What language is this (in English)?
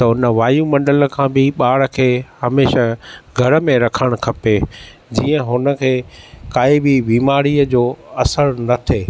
Sindhi